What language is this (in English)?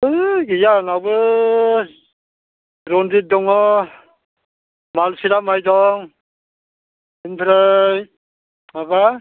Bodo